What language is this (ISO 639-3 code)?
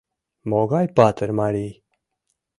chm